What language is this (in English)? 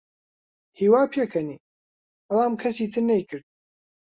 Central Kurdish